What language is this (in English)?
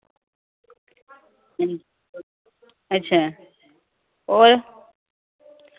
Dogri